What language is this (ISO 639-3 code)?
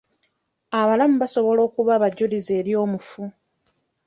lug